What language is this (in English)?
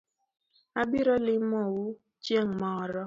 Luo (Kenya and Tanzania)